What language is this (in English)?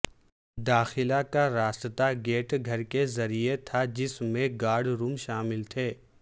Urdu